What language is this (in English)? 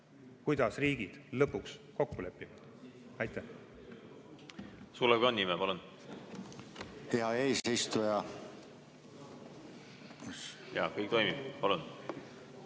Estonian